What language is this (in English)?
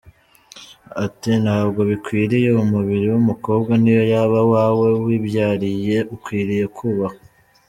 Kinyarwanda